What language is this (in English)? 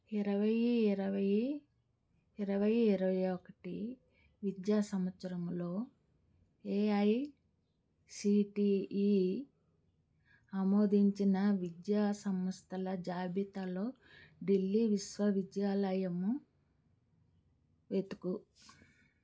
Telugu